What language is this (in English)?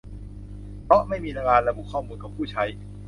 Thai